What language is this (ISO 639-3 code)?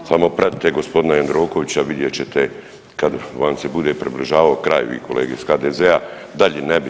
hrv